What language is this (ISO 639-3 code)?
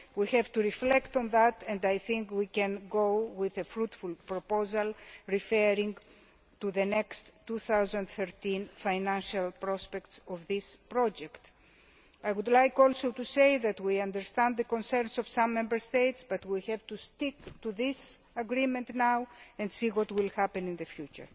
eng